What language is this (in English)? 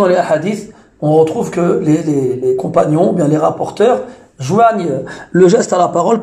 French